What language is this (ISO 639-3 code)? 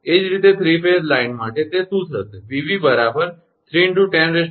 guj